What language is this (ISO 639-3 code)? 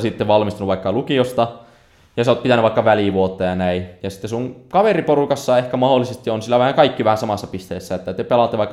fin